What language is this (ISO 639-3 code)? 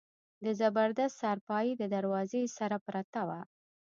pus